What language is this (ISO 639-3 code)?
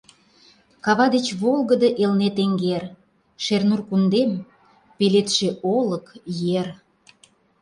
chm